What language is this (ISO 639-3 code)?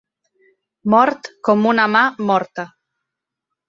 cat